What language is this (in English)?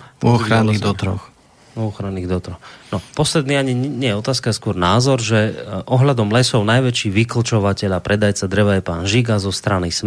Slovak